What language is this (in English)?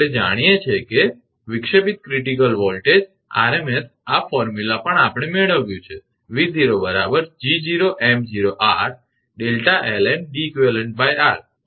Gujarati